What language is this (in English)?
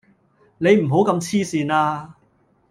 Cantonese